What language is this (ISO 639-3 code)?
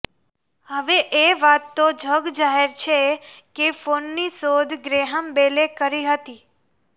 guj